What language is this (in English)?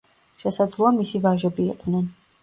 Georgian